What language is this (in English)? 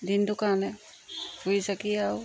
Assamese